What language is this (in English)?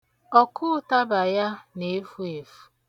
Igbo